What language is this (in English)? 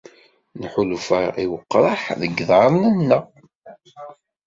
Kabyle